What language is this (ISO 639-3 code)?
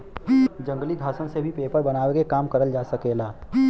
bho